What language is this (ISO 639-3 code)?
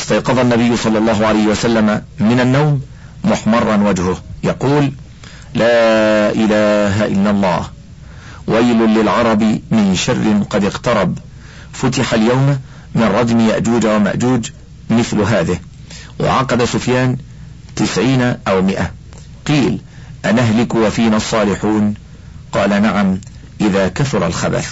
ara